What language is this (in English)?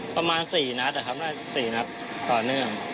Thai